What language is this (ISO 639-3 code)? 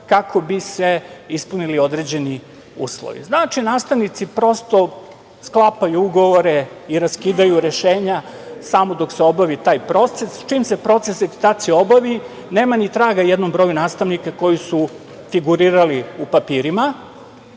srp